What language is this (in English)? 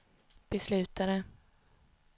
Swedish